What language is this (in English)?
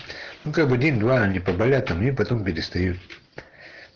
Russian